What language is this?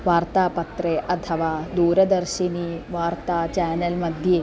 Sanskrit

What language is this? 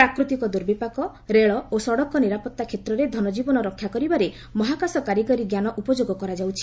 Odia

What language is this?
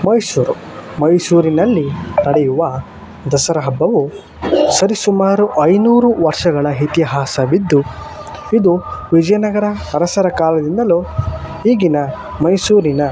Kannada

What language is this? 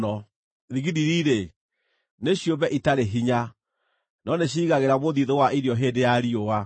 Kikuyu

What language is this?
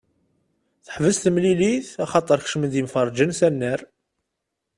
Kabyle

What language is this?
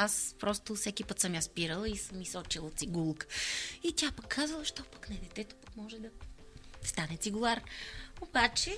Bulgarian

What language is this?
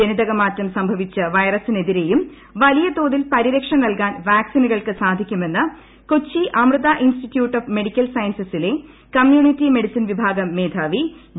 Malayalam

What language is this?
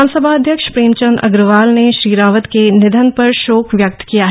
Hindi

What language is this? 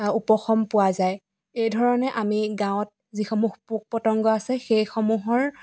Assamese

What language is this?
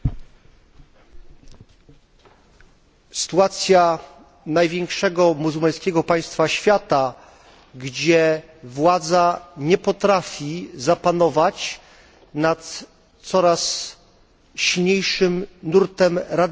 Polish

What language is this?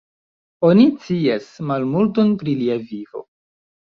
Esperanto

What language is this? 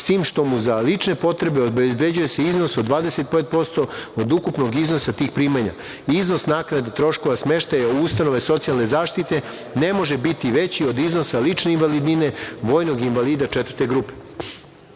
Serbian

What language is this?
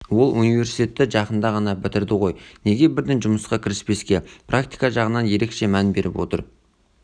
Kazakh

